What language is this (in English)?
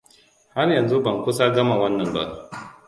Hausa